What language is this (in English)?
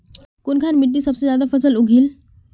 Magahi